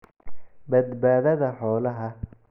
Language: Somali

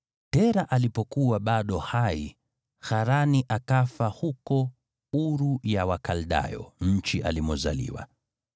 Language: Swahili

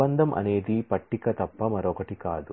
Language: Telugu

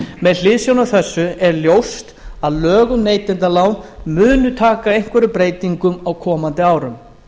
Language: Icelandic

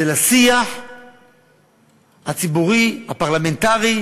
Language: Hebrew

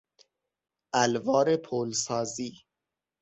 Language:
Persian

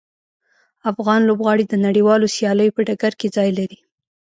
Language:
Pashto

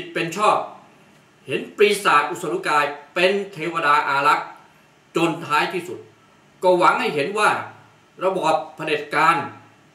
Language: Thai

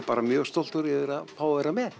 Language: Icelandic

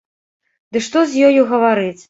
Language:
Belarusian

